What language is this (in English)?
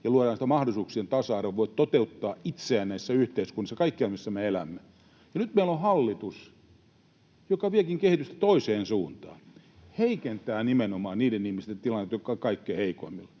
Finnish